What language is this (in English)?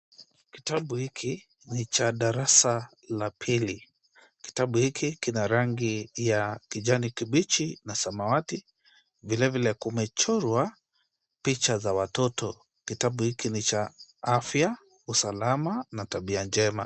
Swahili